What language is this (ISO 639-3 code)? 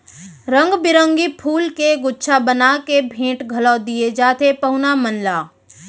hne